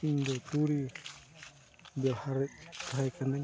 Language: Santali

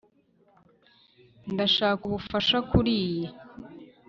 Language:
Kinyarwanda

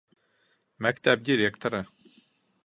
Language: Bashkir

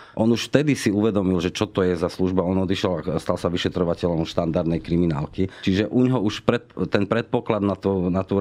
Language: Slovak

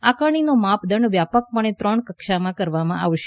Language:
Gujarati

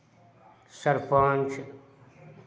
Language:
Maithili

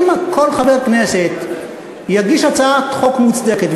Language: Hebrew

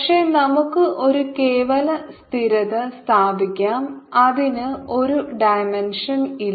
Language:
Malayalam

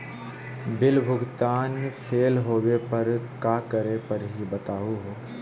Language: Magahi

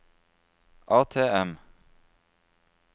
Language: Norwegian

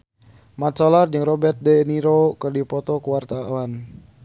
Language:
Sundanese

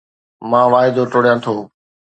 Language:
Sindhi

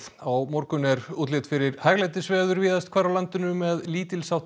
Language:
Icelandic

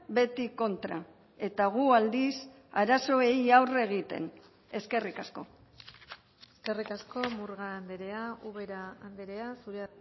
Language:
Basque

